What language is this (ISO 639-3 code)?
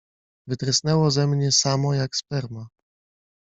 pol